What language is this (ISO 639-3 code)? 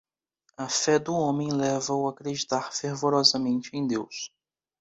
por